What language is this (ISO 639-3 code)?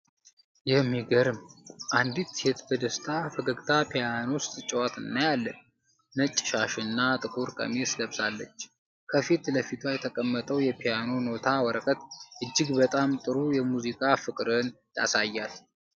amh